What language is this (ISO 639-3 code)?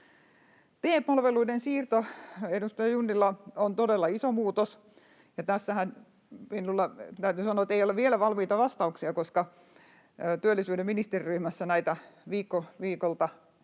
fin